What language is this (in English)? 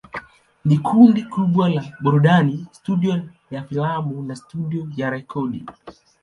Swahili